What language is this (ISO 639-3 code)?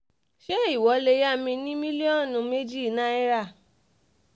yor